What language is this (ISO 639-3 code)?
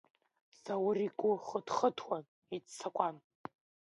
abk